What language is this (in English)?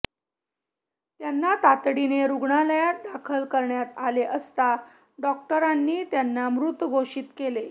Marathi